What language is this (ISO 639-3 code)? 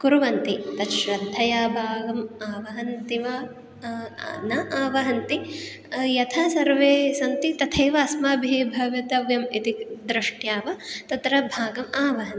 san